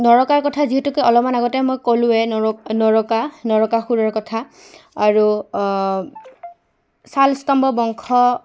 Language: Assamese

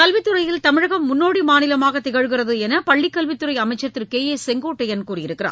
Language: Tamil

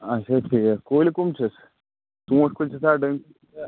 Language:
Kashmiri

